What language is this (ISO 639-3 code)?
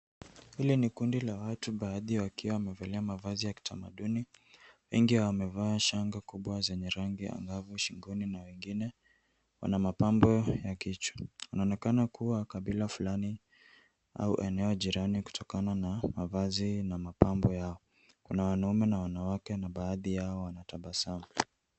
swa